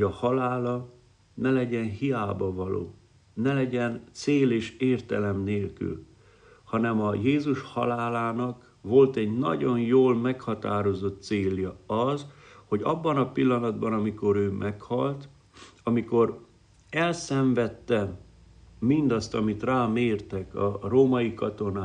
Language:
Hungarian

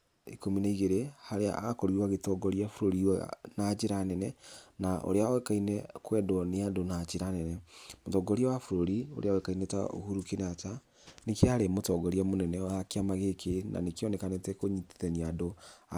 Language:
Kikuyu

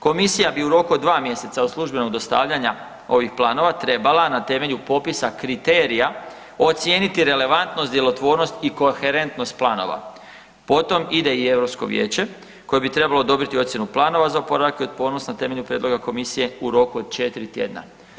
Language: Croatian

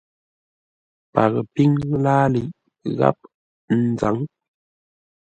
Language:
Ngombale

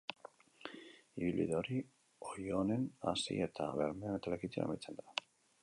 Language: Basque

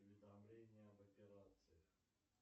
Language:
Russian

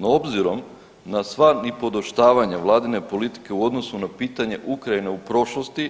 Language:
Croatian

